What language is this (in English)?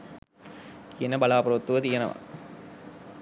Sinhala